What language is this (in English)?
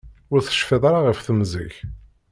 Kabyle